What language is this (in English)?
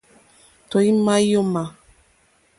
Mokpwe